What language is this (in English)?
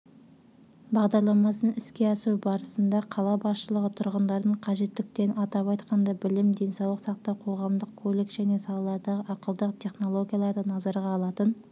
Kazakh